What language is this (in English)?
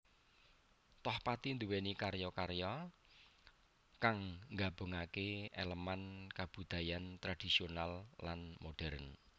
Javanese